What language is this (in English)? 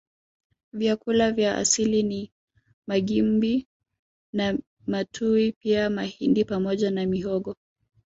Swahili